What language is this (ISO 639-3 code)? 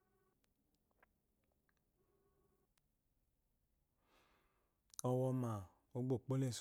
afo